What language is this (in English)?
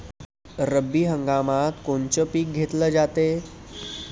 Marathi